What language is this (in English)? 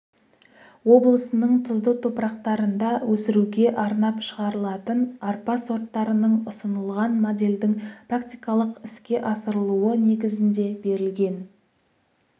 Kazakh